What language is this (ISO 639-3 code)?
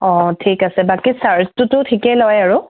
asm